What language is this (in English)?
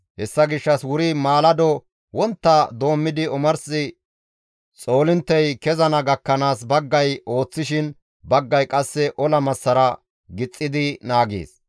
Gamo